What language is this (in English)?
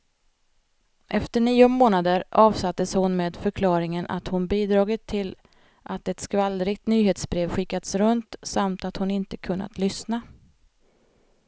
Swedish